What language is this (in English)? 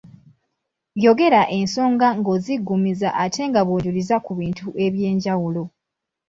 Ganda